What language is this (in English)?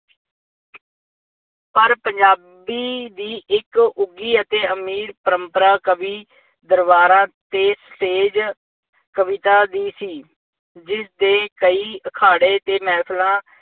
Punjabi